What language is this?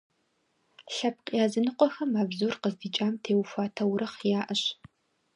Kabardian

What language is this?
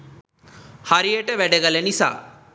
Sinhala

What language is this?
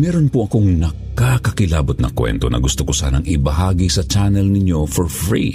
Filipino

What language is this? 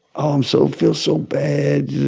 English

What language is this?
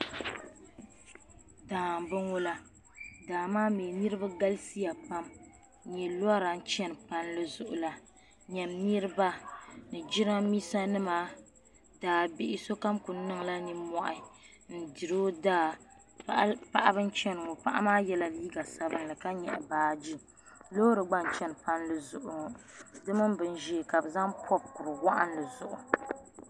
Dagbani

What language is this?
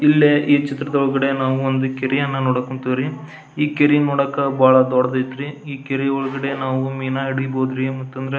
Kannada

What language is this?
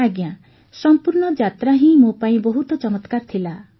Odia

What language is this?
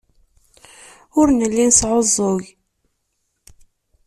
Kabyle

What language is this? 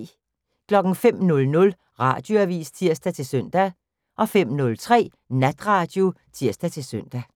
Danish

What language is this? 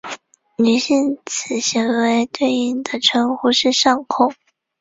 Chinese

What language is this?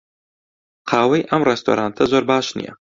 Central Kurdish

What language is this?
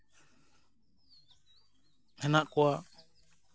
Santali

